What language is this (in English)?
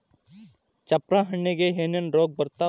Kannada